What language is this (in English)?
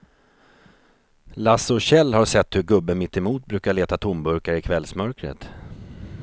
Swedish